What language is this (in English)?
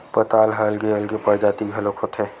Chhattisgarhi